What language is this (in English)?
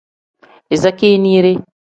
Tem